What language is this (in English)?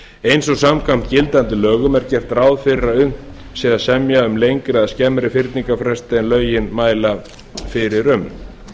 Icelandic